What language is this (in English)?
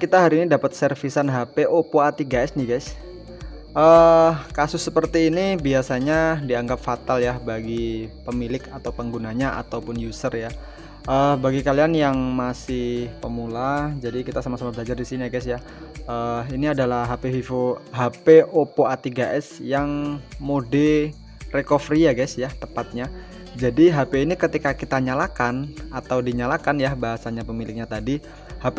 Indonesian